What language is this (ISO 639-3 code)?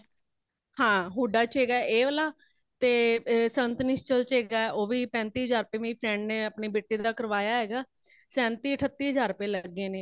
pan